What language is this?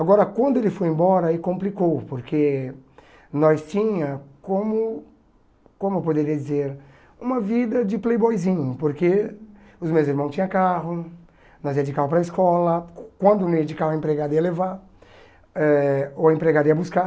Portuguese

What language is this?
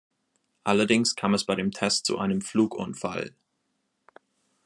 German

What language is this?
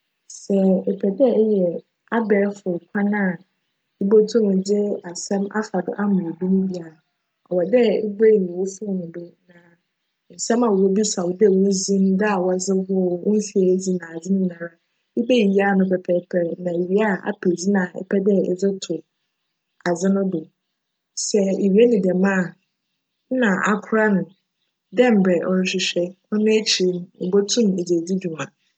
Akan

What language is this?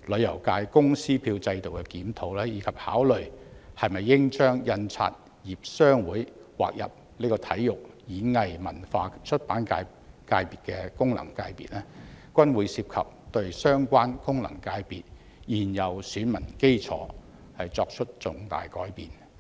Cantonese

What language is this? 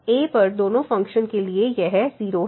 Hindi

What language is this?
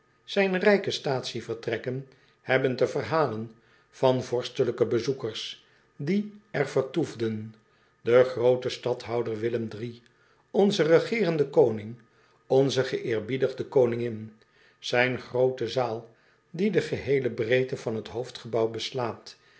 Dutch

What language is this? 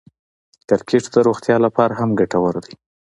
Pashto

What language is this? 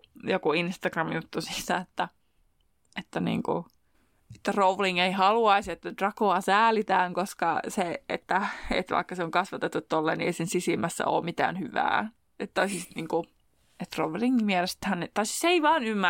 Finnish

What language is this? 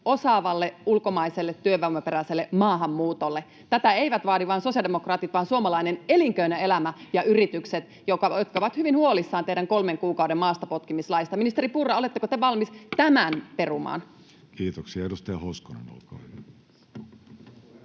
Finnish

